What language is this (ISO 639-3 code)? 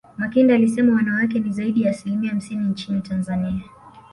swa